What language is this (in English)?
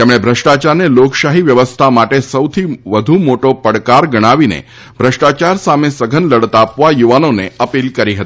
Gujarati